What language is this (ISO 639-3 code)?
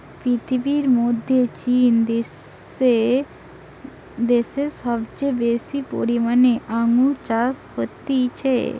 ben